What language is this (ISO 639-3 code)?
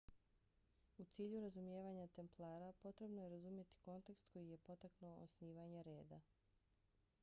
bos